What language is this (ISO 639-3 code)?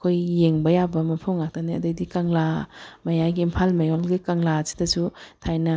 mni